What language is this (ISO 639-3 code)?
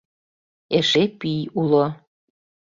chm